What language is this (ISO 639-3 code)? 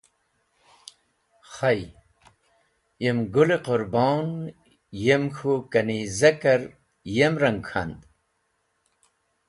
wbl